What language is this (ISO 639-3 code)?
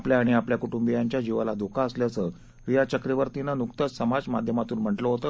mar